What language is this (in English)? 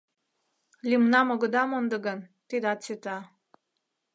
Mari